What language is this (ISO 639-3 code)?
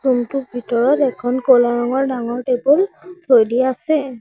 asm